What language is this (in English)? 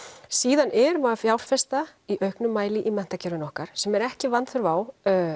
Icelandic